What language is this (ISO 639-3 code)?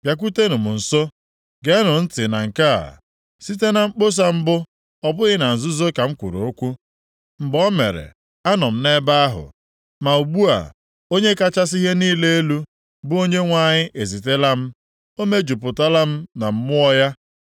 ibo